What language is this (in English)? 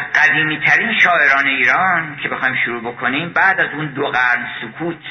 Persian